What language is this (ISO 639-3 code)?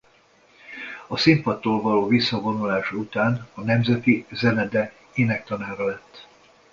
hun